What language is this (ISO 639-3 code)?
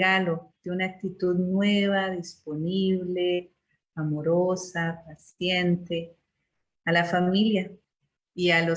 spa